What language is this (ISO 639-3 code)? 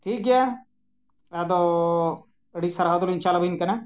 sat